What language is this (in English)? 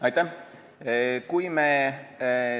Estonian